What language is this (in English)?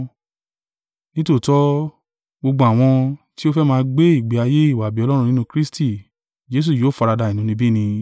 Yoruba